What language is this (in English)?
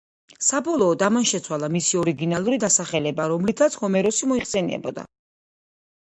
Georgian